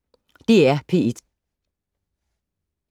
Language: Danish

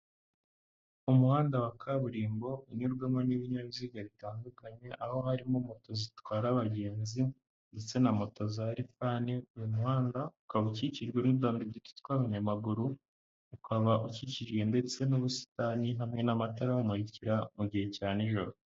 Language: Kinyarwanda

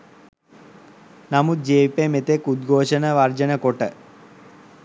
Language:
Sinhala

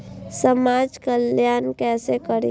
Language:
Maithili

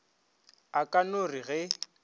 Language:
Northern Sotho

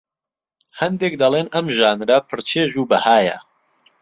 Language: Central Kurdish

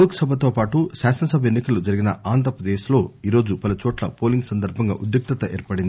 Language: Telugu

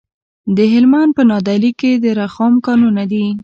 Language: Pashto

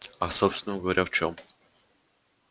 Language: Russian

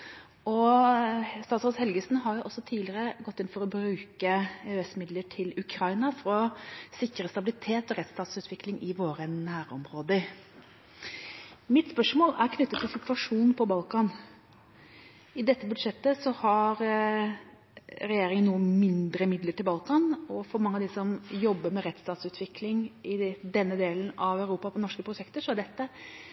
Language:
Norwegian Bokmål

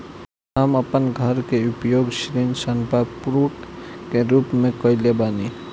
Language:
Bhojpuri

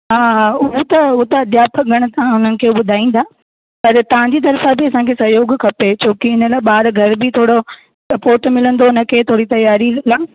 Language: Sindhi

